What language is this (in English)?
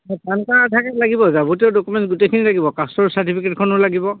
Assamese